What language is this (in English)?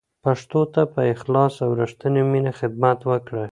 Pashto